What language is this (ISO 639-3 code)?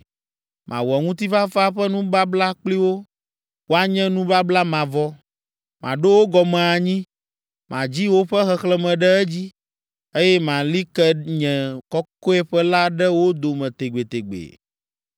ewe